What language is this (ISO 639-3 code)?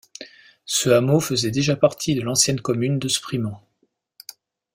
fra